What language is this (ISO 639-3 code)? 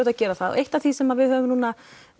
isl